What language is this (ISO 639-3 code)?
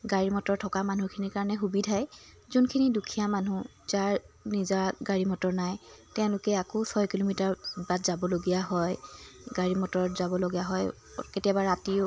asm